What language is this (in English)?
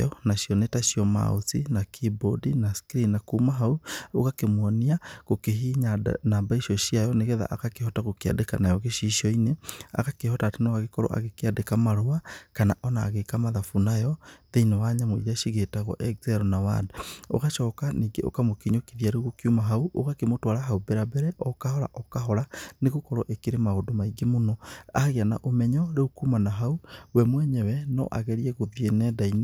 Kikuyu